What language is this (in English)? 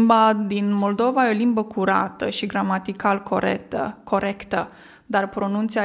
Romanian